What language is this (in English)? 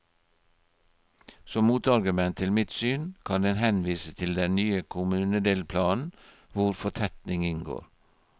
Norwegian